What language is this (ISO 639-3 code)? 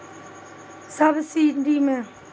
mai